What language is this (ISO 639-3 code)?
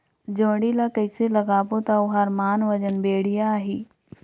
hne